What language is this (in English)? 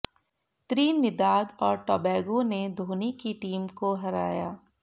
Hindi